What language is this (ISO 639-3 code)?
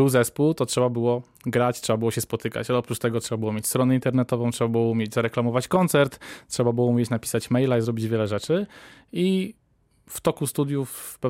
pol